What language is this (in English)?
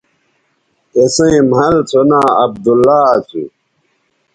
Bateri